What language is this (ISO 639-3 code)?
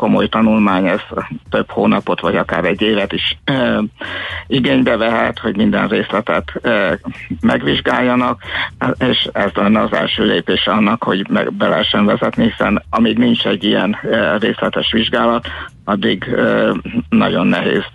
hun